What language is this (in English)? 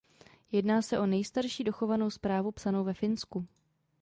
Czech